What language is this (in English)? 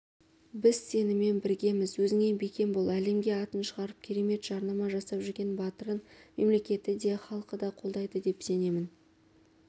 Kazakh